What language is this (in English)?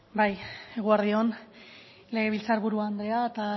Basque